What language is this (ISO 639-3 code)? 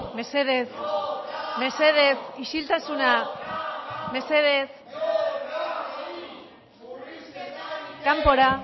eus